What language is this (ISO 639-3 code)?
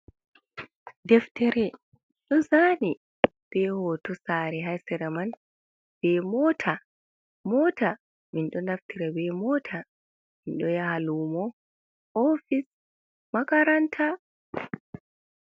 ful